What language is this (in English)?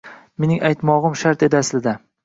Uzbek